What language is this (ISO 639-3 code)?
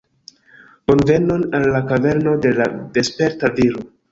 epo